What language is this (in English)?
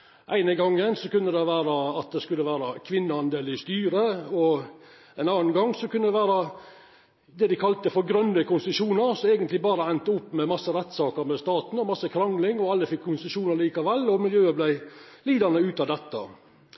Norwegian Nynorsk